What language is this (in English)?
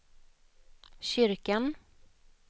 Swedish